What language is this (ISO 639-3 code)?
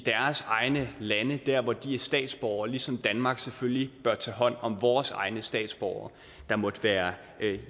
dan